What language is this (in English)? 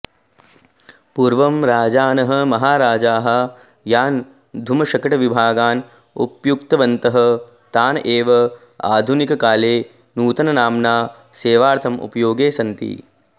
Sanskrit